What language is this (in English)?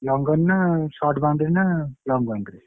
Odia